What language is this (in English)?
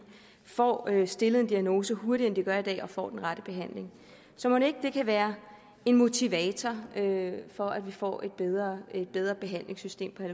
Danish